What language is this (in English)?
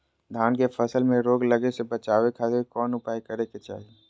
Magahi